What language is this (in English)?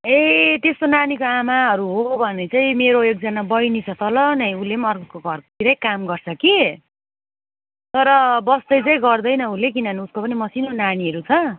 Nepali